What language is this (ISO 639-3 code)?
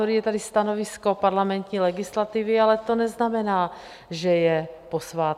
ces